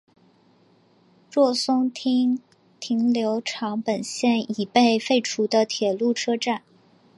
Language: Chinese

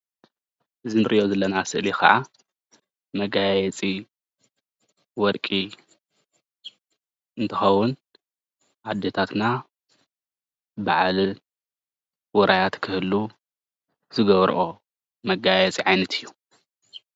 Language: Tigrinya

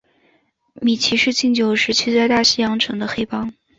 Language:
Chinese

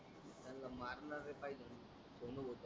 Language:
Marathi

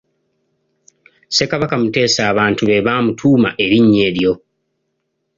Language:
Ganda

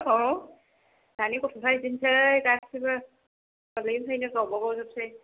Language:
Bodo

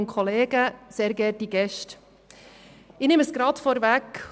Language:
Swiss German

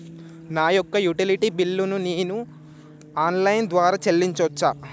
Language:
Telugu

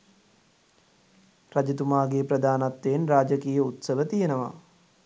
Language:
Sinhala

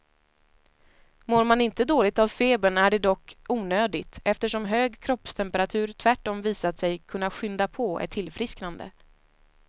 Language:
Swedish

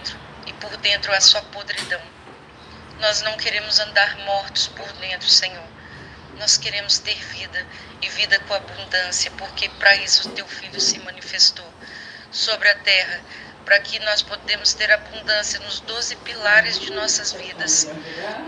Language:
Portuguese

